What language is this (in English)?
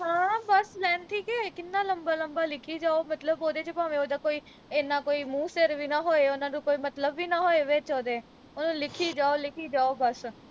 Punjabi